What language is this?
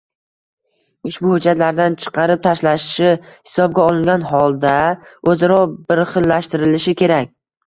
Uzbek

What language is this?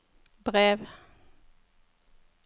Norwegian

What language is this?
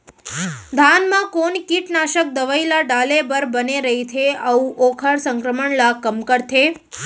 Chhattisgarhi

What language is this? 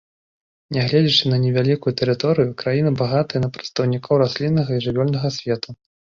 Belarusian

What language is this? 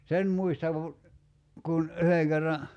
Finnish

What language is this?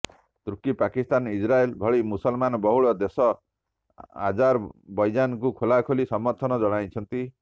Odia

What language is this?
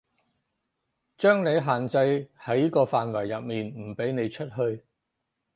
Cantonese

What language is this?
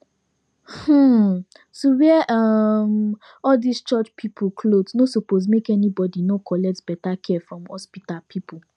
Nigerian Pidgin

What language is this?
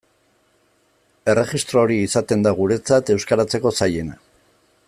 Basque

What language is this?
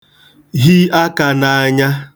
Igbo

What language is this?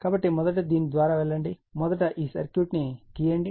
Telugu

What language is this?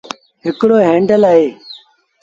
Sindhi Bhil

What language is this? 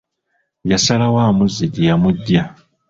Ganda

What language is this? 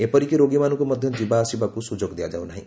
Odia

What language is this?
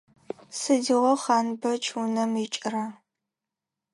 Adyghe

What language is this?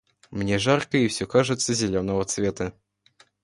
Russian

